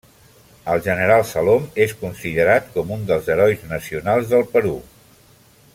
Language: Catalan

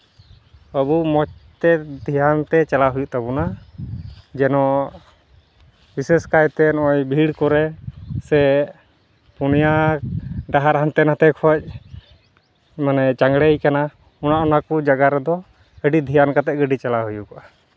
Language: Santali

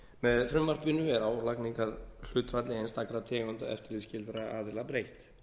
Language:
Icelandic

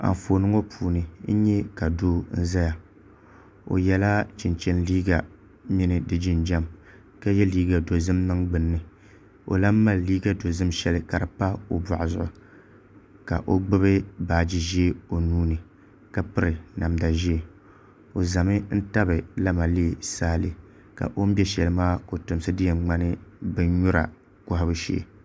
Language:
Dagbani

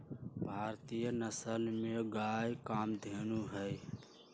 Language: Magahi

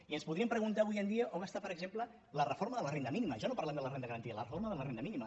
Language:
Catalan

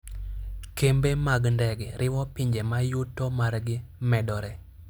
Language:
Luo (Kenya and Tanzania)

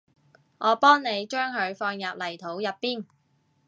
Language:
Cantonese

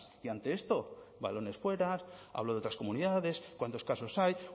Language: Spanish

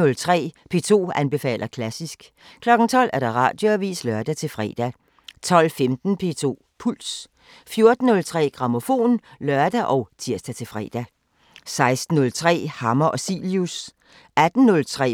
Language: Danish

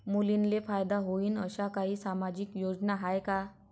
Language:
Marathi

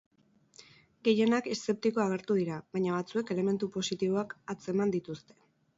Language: Basque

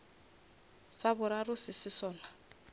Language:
Northern Sotho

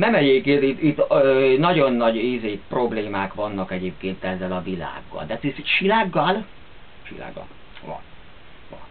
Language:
Hungarian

